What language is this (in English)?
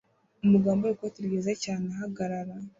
Kinyarwanda